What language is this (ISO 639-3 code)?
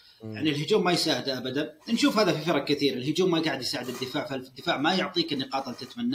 ara